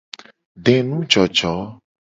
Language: Gen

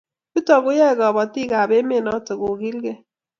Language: Kalenjin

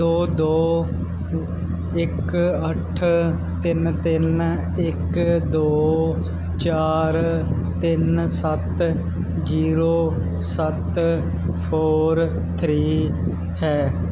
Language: Punjabi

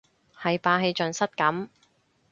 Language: Cantonese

